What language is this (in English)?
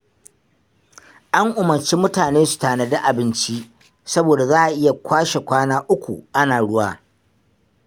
Hausa